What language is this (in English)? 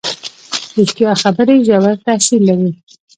Pashto